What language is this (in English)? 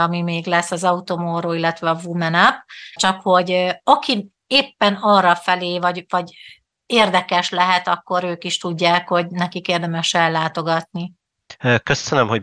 Hungarian